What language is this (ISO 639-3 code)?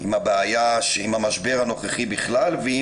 heb